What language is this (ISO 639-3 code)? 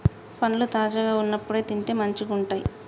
tel